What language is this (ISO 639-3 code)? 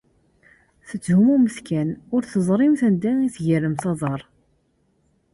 kab